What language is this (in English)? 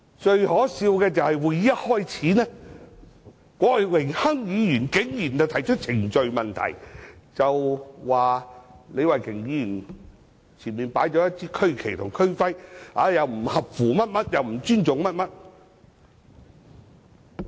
Cantonese